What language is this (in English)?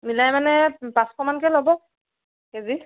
Assamese